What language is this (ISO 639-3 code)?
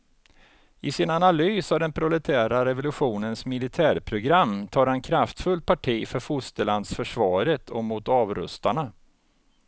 swe